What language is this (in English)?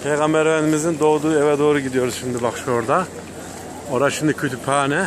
Turkish